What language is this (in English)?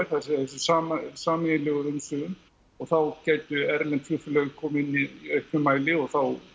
Icelandic